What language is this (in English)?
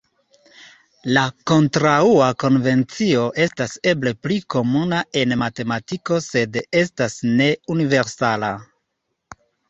Esperanto